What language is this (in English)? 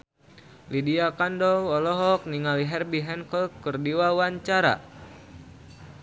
Sundanese